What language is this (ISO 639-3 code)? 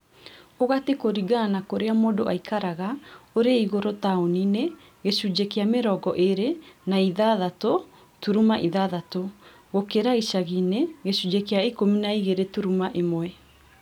kik